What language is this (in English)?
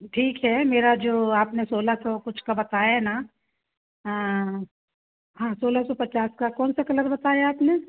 Hindi